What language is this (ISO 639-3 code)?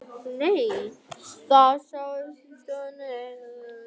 isl